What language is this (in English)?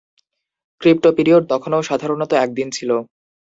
Bangla